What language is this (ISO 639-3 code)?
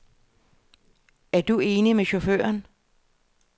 dan